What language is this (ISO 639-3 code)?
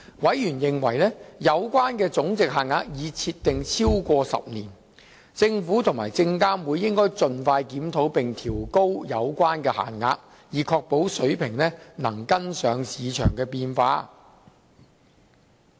yue